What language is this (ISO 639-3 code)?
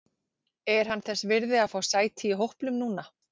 isl